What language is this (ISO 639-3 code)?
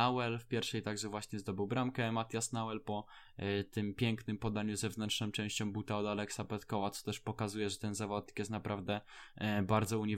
pol